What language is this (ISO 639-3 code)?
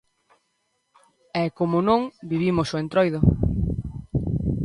glg